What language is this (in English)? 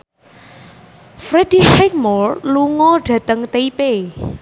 Javanese